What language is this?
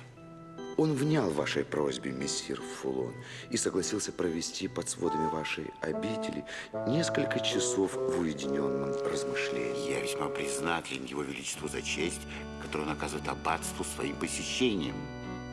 Russian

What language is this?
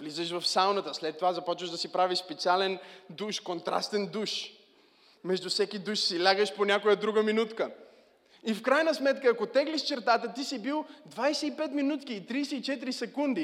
Bulgarian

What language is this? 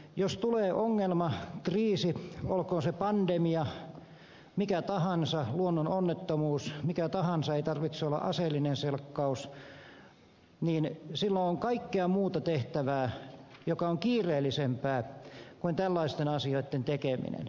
Finnish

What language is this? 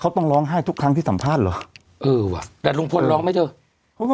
Thai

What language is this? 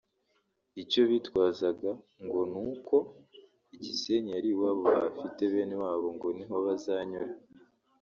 Kinyarwanda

